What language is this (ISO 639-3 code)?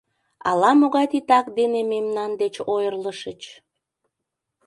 chm